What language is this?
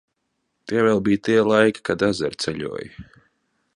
Latvian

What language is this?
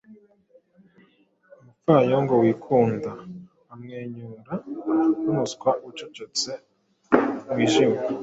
Kinyarwanda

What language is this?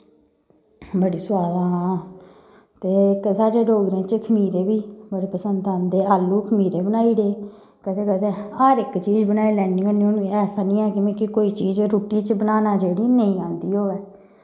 Dogri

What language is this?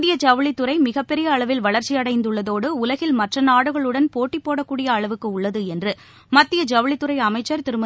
Tamil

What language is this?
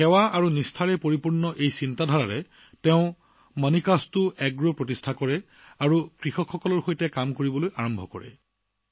Assamese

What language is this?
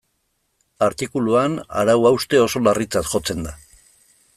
Basque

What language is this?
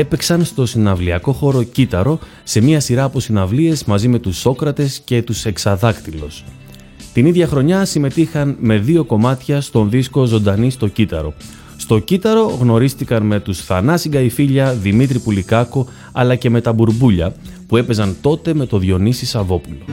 Greek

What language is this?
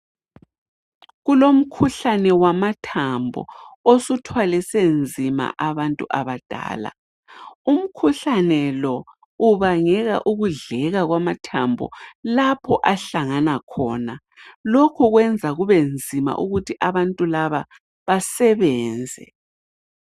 North Ndebele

